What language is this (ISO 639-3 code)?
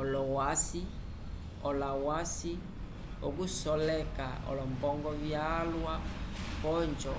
umb